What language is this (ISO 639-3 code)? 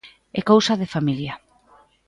glg